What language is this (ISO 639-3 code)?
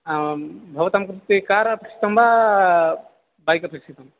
san